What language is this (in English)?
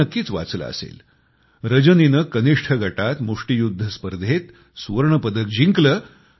Marathi